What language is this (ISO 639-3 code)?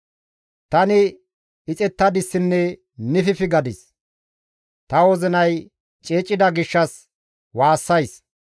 gmv